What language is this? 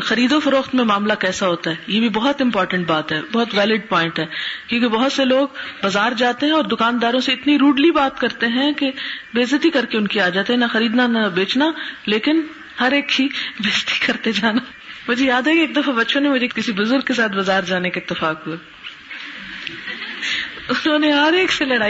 Urdu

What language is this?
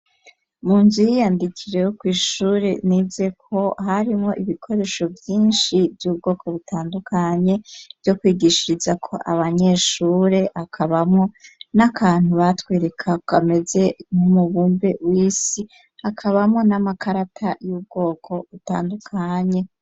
Rundi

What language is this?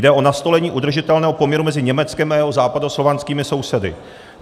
Czech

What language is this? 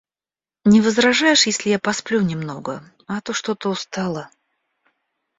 Russian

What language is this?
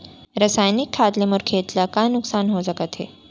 Chhattisgarhi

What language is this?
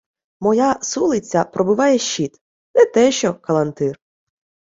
Ukrainian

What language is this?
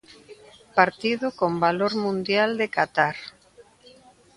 Galician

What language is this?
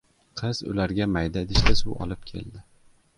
Uzbek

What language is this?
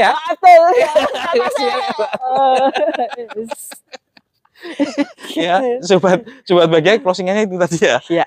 Indonesian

